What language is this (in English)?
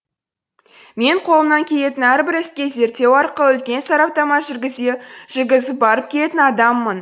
Kazakh